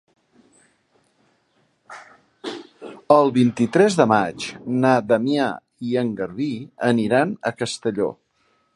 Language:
Catalan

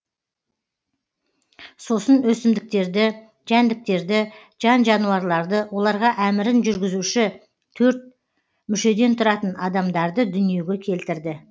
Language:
Kazakh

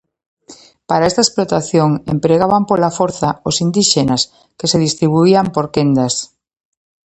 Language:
Galician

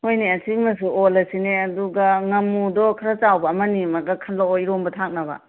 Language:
Manipuri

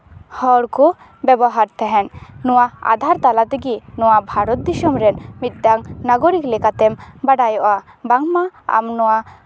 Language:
Santali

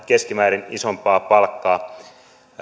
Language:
Finnish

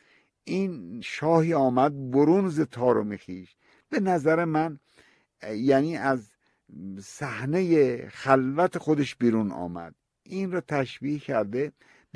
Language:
Persian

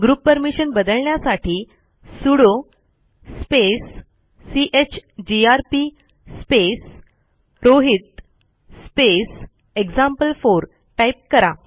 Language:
Marathi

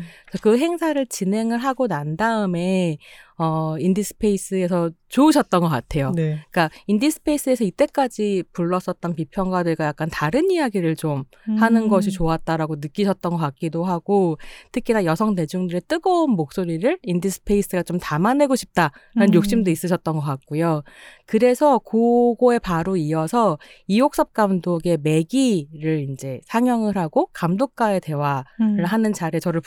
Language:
Korean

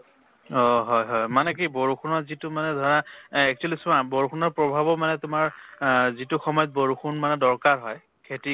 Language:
Assamese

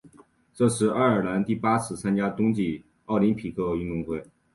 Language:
Chinese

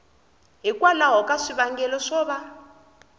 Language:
Tsonga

